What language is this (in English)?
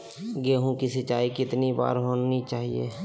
Magahi